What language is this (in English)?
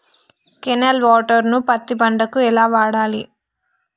Telugu